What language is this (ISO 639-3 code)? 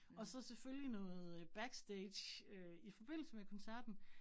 dan